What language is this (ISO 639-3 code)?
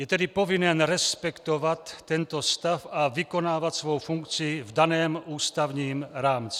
ces